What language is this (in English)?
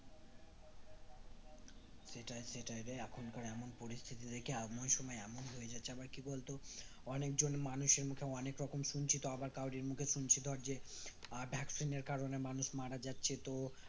Bangla